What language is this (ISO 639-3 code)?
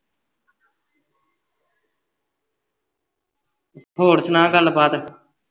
pan